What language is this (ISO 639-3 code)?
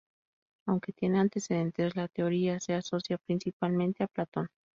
spa